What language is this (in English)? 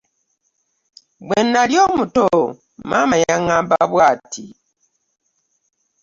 Ganda